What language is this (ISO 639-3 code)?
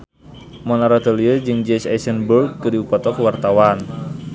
sun